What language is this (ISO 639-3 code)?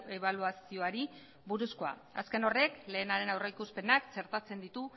eus